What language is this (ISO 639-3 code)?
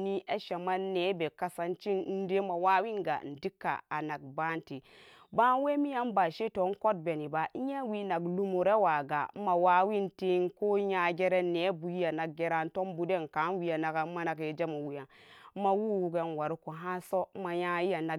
ccg